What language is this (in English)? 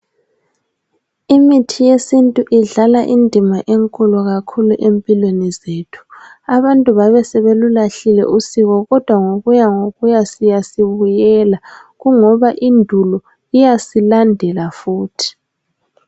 North Ndebele